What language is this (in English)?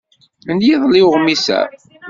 Kabyle